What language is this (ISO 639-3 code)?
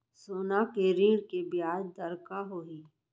hne